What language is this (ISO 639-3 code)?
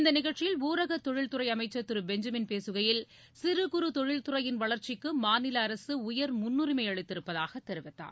tam